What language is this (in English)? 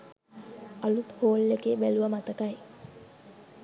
Sinhala